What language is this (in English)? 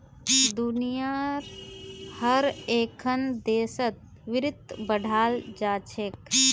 Magahi